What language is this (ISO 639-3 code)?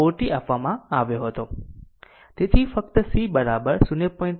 guj